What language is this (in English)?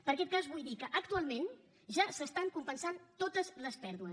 Catalan